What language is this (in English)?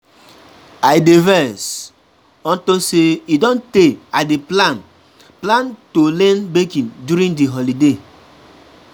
Nigerian Pidgin